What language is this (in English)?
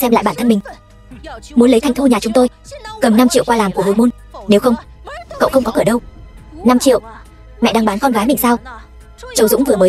Vietnamese